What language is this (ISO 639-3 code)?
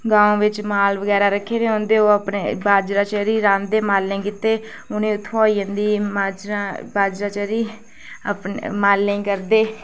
doi